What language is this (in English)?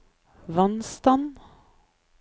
Norwegian